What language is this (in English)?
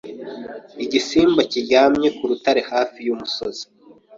Kinyarwanda